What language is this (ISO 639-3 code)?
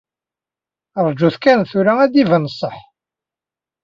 kab